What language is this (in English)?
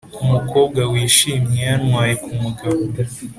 Kinyarwanda